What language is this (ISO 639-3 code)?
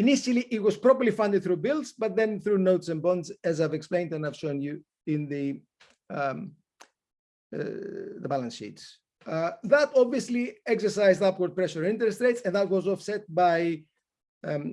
eng